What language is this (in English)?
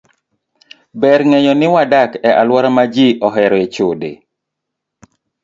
Luo (Kenya and Tanzania)